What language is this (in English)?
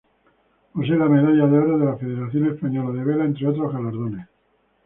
Spanish